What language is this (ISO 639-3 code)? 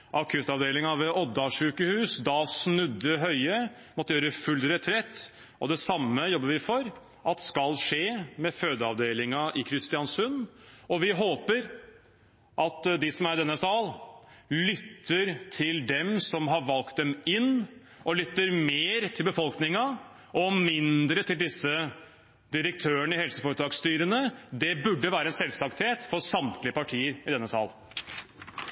nob